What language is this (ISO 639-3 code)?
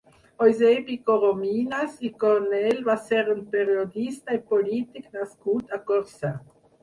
cat